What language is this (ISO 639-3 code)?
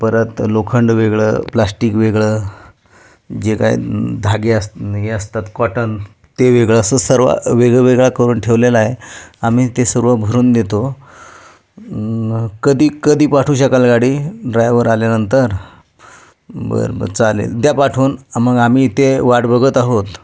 mar